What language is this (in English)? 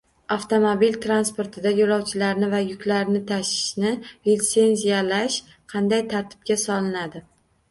Uzbek